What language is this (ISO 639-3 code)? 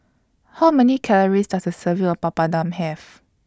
eng